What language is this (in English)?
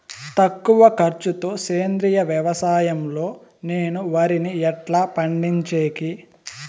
Telugu